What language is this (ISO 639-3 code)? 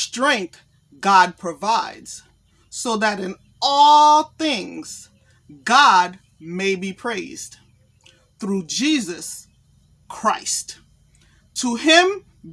eng